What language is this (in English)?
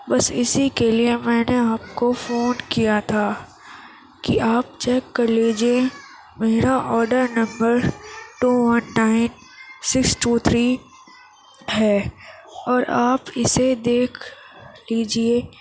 Urdu